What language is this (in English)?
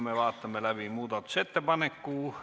Estonian